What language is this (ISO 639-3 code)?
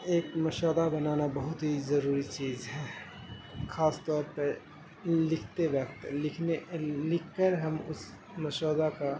urd